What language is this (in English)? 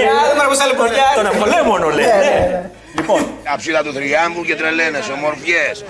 Greek